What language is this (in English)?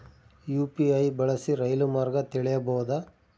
Kannada